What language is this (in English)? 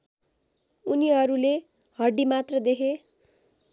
Nepali